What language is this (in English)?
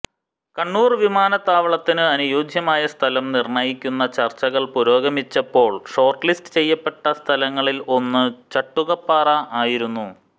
Malayalam